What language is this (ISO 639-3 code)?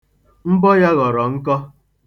ibo